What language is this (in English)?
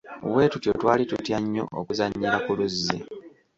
Ganda